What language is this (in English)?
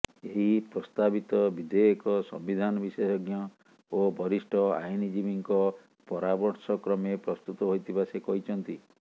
Odia